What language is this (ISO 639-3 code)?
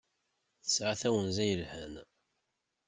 kab